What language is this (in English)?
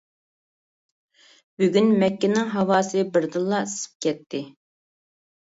Uyghur